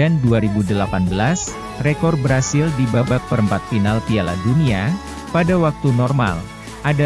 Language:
Indonesian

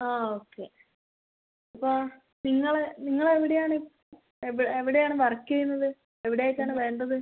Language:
Malayalam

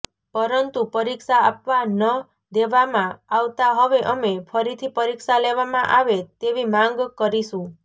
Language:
Gujarati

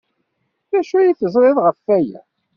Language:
Kabyle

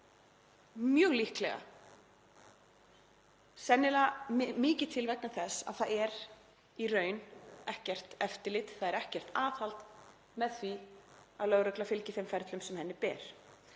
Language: Icelandic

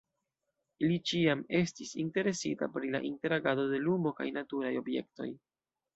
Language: Esperanto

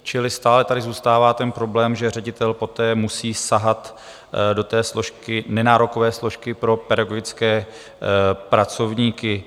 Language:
Czech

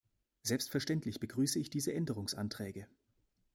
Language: German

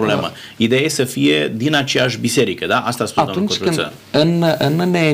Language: Romanian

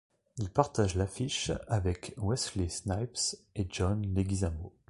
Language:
French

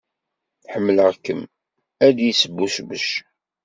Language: Kabyle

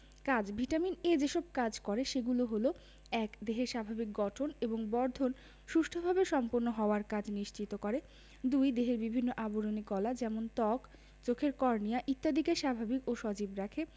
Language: Bangla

